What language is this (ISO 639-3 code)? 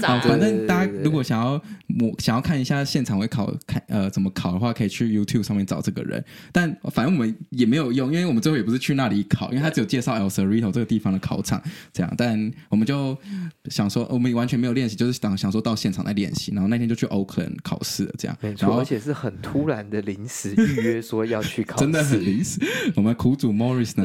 zho